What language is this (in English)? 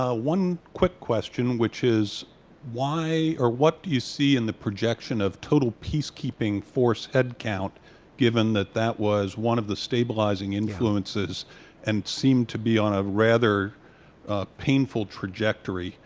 English